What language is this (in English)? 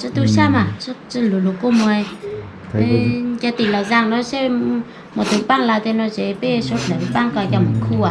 Vietnamese